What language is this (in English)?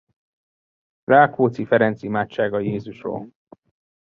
Hungarian